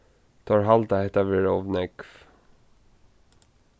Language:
Faroese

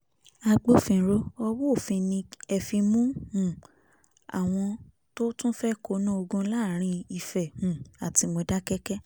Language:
Yoruba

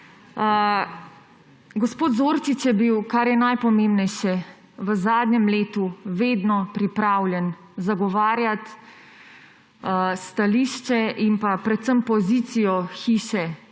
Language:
Slovenian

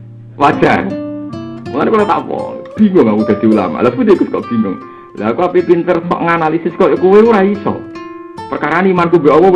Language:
Indonesian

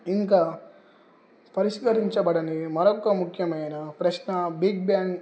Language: Telugu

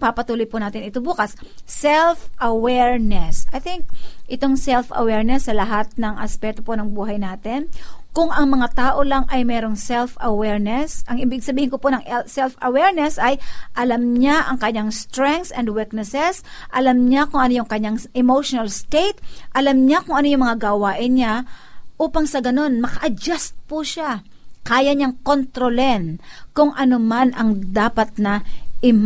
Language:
Filipino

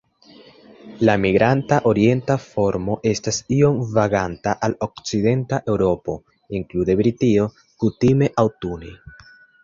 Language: Esperanto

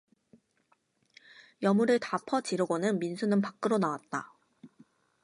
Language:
Korean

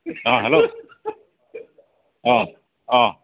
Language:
Assamese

